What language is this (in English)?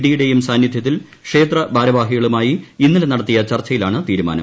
Malayalam